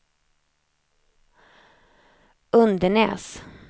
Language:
Swedish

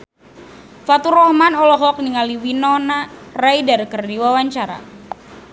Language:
Sundanese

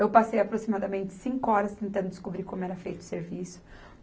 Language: Portuguese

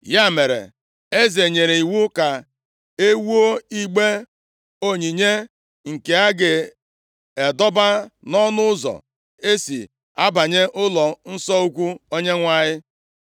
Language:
Igbo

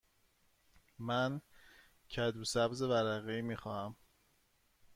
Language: Persian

